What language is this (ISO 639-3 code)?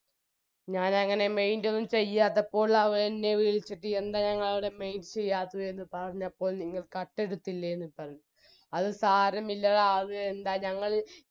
mal